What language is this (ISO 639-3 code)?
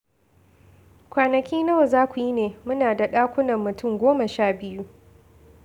hau